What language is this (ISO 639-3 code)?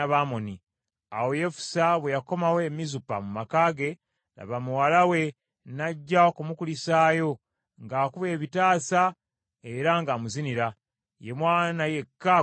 lug